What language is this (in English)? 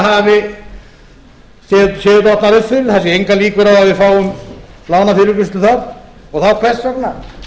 Icelandic